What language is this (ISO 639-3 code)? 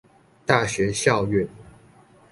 zho